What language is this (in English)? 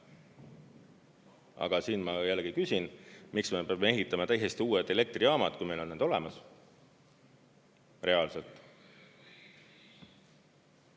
Estonian